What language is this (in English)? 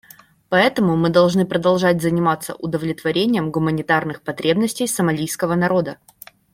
Russian